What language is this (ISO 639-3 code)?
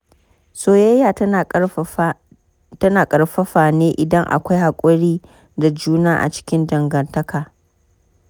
hau